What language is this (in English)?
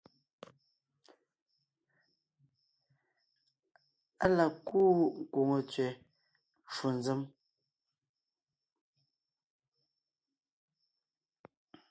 Ngiemboon